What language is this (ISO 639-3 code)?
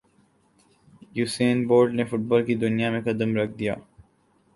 urd